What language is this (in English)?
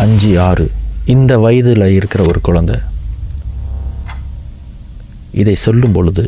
Tamil